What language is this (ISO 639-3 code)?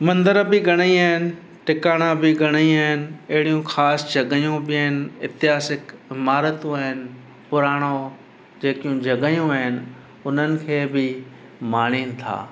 snd